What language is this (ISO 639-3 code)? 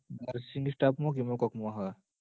guj